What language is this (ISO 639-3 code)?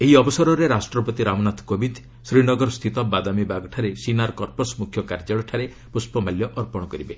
ori